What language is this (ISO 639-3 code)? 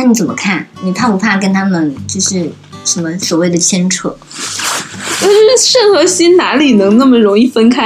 zho